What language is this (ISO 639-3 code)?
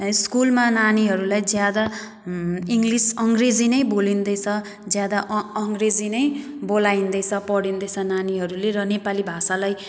nep